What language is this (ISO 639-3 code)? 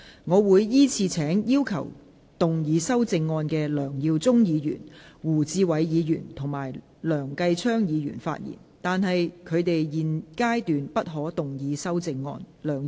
yue